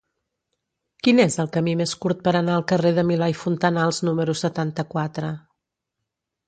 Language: Catalan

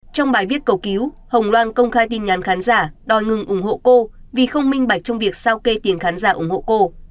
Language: Vietnamese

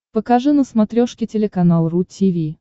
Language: Russian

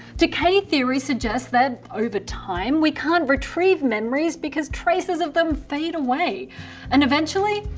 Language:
English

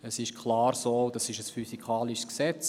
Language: Swiss German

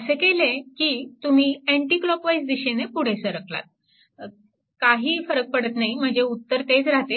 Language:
Marathi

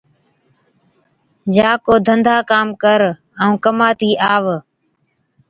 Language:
Od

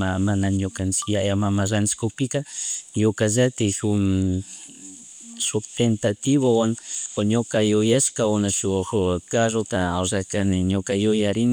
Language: Chimborazo Highland Quichua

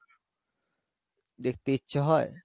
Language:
Bangla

